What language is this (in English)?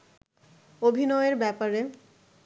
Bangla